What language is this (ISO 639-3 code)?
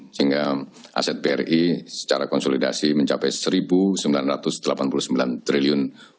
ind